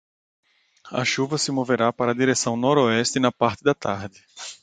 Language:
Portuguese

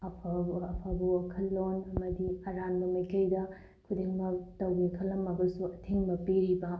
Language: Manipuri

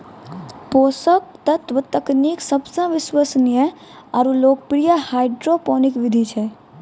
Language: Maithili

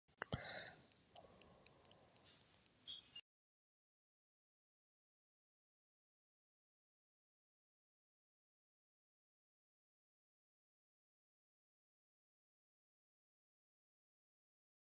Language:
Swedish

